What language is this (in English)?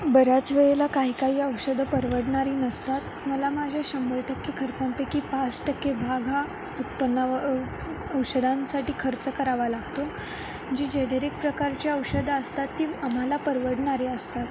Marathi